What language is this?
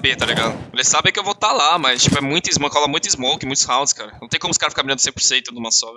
Portuguese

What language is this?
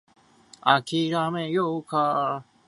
Japanese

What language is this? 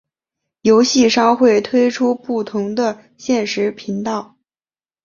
Chinese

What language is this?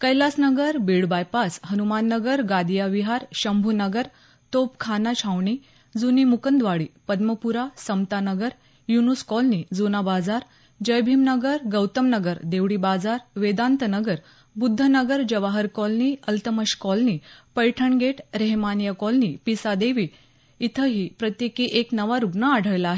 Marathi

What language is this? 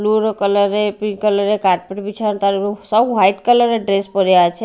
Bangla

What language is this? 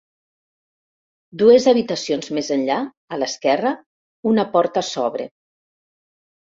Catalan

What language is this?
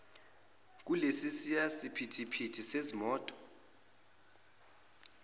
Zulu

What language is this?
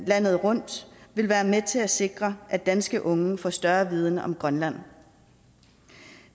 Danish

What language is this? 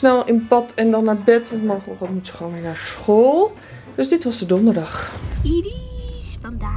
Dutch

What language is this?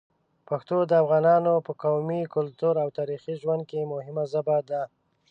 Pashto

